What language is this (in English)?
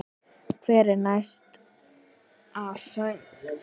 Icelandic